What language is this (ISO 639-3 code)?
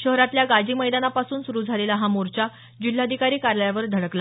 mar